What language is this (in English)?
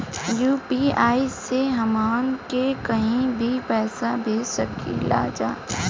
Bhojpuri